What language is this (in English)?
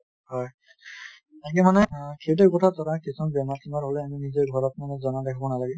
Assamese